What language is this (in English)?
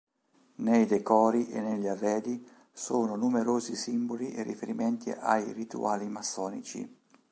Italian